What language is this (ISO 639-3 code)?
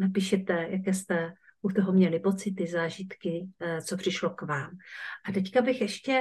ces